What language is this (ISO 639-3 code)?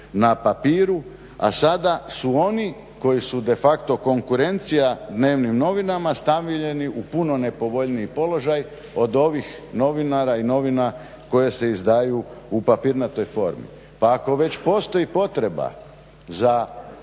hrv